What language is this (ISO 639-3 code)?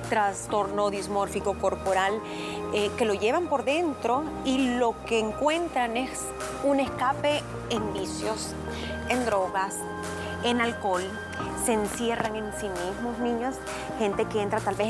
spa